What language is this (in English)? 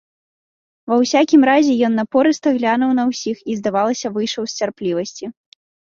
Belarusian